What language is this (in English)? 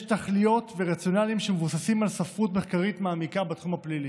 Hebrew